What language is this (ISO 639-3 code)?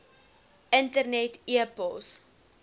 afr